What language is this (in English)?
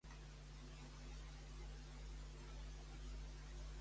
Catalan